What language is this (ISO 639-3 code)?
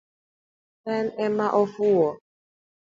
luo